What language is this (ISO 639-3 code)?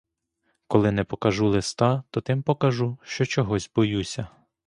ukr